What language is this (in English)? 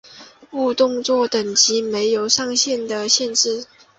Chinese